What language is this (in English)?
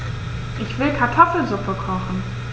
German